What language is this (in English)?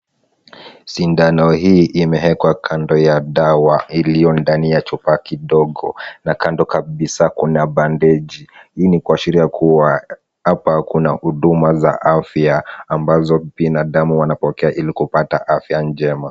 Swahili